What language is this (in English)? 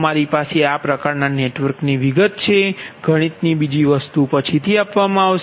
Gujarati